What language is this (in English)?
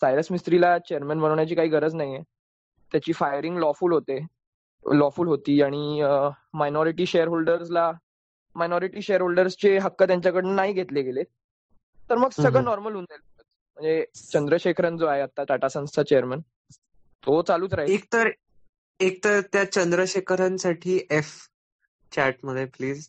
Marathi